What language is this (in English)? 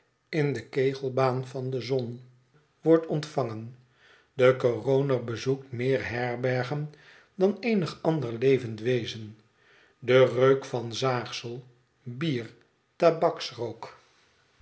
Dutch